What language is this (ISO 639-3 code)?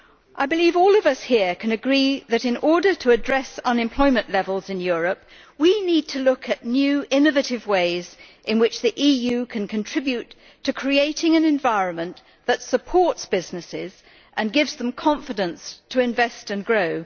eng